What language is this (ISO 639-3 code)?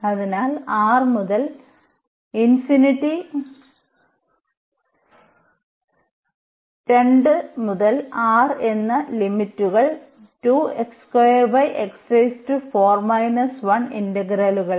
mal